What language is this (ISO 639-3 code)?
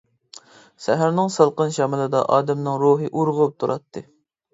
uig